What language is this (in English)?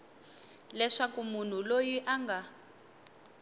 Tsonga